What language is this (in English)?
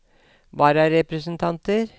Norwegian